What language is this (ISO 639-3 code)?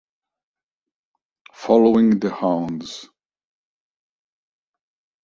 ita